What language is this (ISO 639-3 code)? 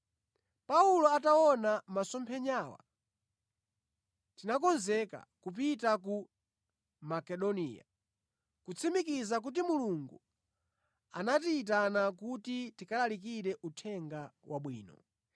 nya